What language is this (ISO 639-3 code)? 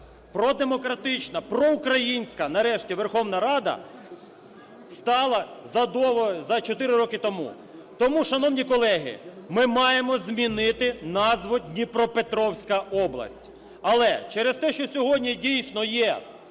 ukr